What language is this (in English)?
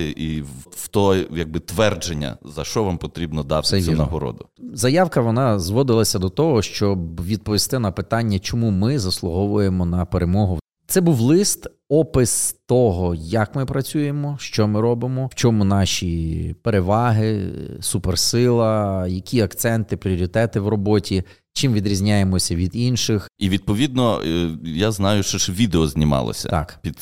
Ukrainian